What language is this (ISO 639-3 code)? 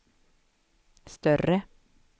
swe